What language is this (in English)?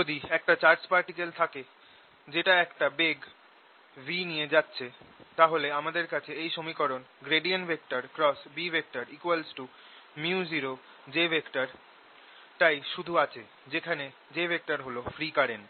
Bangla